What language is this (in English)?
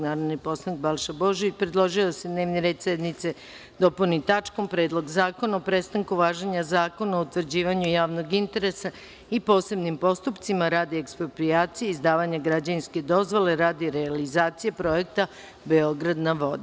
Serbian